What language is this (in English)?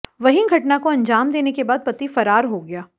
Hindi